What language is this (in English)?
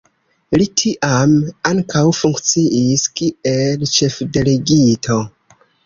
Esperanto